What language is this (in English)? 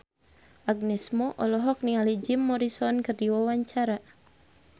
Sundanese